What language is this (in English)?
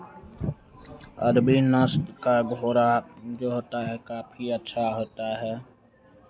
Hindi